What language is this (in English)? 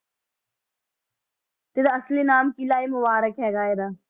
Punjabi